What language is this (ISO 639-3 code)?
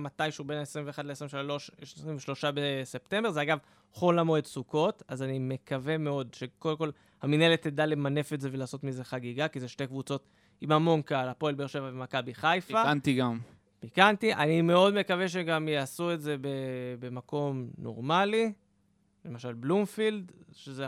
heb